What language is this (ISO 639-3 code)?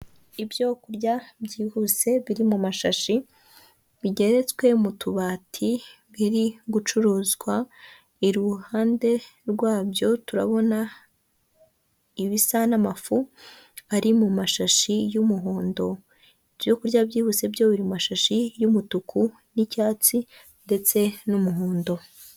kin